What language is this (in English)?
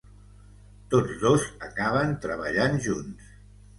Catalan